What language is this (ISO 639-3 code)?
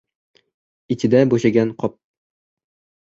uzb